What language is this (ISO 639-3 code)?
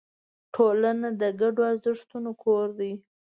pus